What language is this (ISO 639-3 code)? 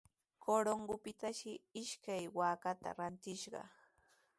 qws